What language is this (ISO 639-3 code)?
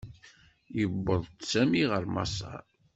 kab